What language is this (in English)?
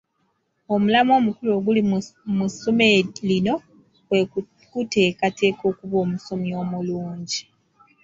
Ganda